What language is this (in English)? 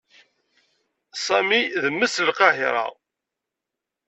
Kabyle